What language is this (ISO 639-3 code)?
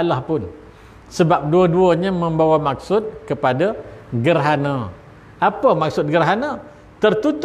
msa